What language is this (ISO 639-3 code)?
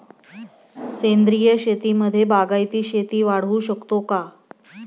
mar